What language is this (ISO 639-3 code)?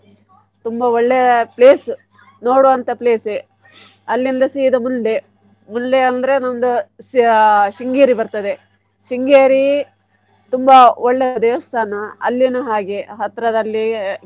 kan